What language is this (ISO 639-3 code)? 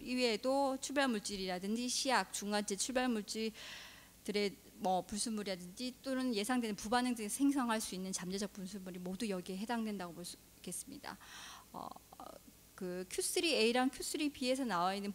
kor